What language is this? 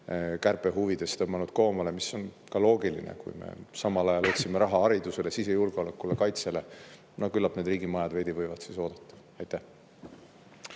Estonian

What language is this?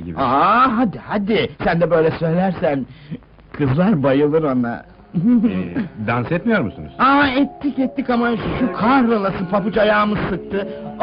Turkish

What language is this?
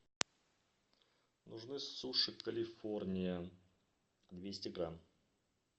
Russian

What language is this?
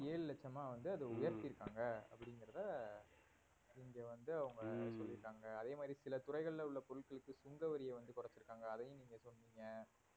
Tamil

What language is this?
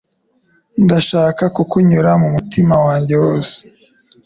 Kinyarwanda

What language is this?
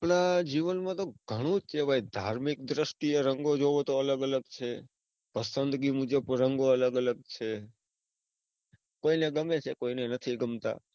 Gujarati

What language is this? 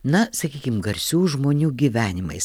Lithuanian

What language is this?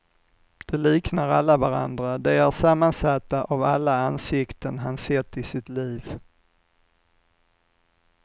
Swedish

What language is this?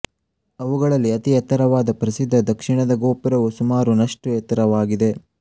Kannada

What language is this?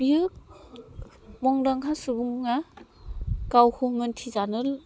Bodo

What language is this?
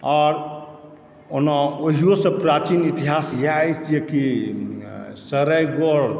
Maithili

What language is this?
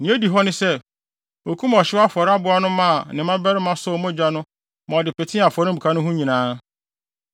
Akan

